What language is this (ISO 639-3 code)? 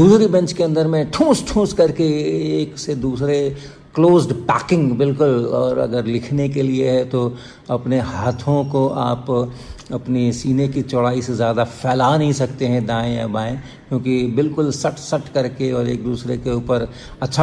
hin